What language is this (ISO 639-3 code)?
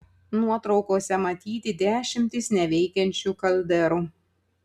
lit